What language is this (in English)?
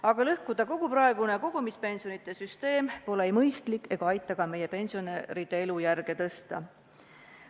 Estonian